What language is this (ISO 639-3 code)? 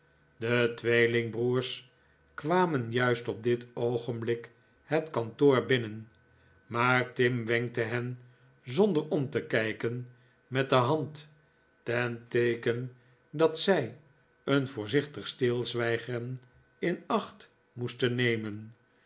nld